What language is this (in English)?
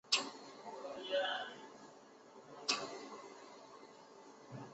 Chinese